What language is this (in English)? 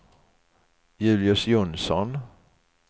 Swedish